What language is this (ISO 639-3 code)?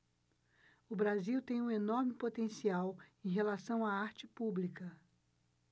por